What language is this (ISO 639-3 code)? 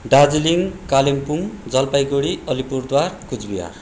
nep